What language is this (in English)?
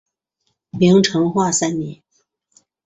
Chinese